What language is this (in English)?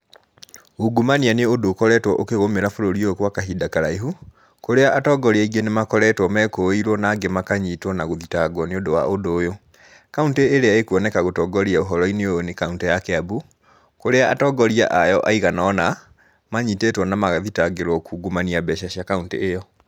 Kikuyu